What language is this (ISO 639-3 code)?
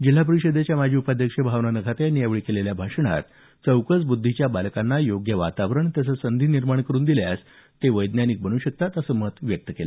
mar